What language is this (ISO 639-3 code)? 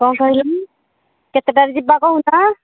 ori